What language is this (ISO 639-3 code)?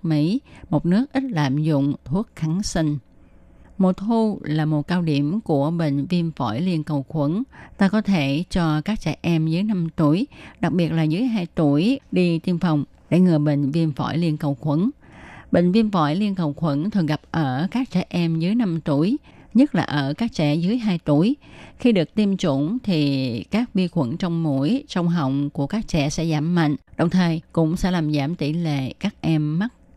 vie